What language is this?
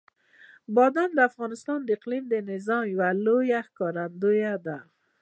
Pashto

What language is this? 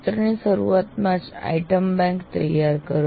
Gujarati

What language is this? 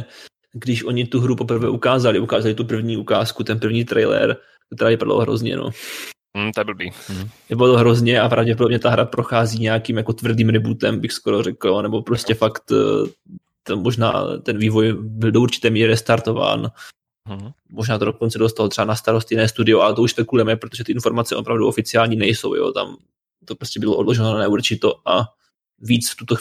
Czech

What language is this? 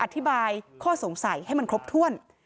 Thai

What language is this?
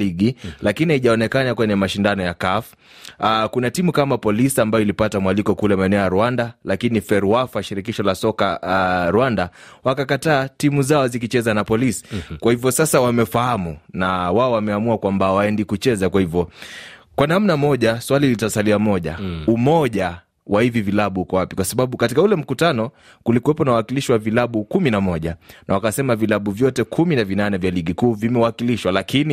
Swahili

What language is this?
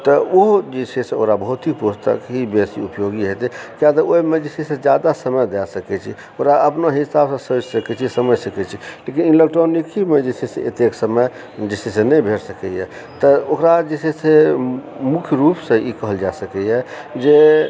Maithili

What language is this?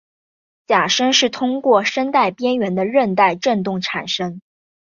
Chinese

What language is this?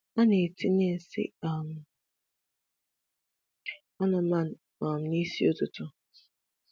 Igbo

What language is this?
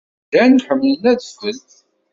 Kabyle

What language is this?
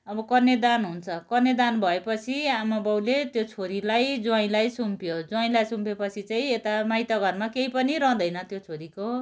Nepali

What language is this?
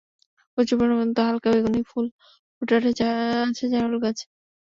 Bangla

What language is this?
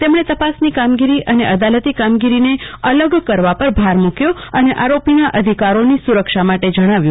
Gujarati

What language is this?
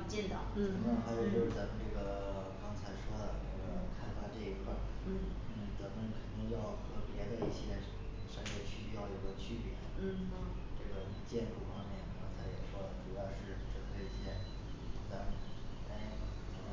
Chinese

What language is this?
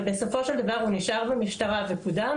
Hebrew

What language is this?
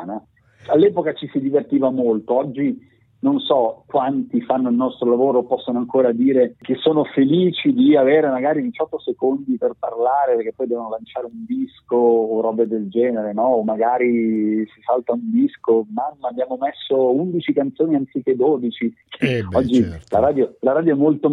Italian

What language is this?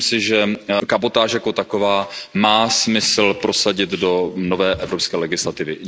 Czech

